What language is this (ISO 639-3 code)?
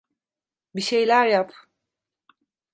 tur